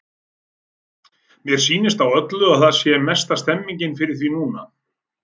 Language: Icelandic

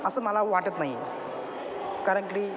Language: Marathi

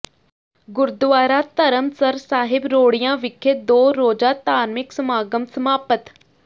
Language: Punjabi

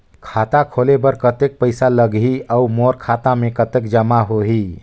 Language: Chhattisgarhi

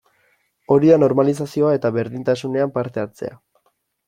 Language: Basque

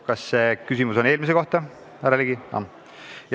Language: Estonian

